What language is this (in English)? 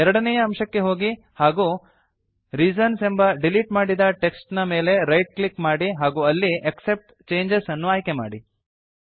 Kannada